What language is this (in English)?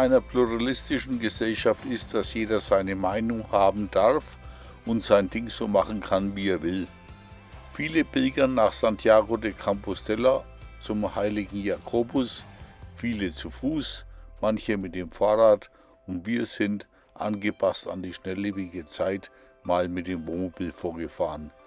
German